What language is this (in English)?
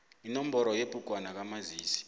South Ndebele